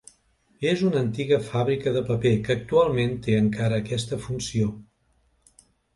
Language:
Catalan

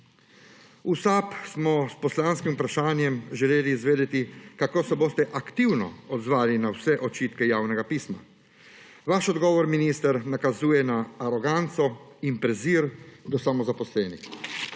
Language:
Slovenian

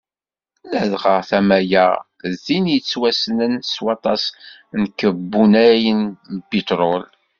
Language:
Kabyle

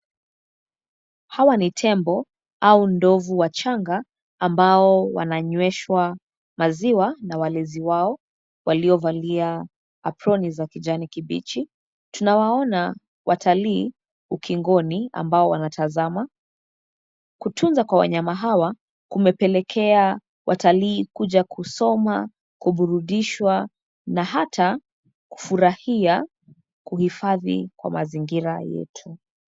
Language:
Swahili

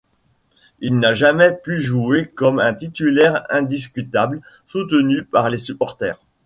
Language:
French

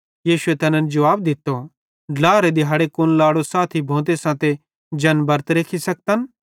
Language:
Bhadrawahi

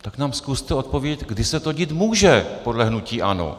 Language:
Czech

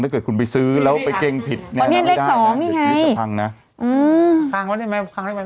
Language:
Thai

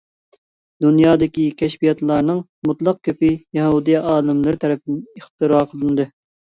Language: Uyghur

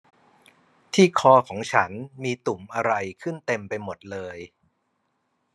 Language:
Thai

